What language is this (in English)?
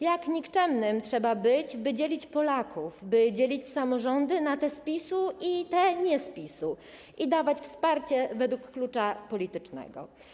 Polish